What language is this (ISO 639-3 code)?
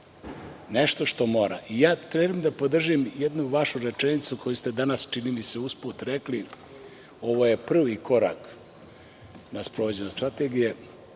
srp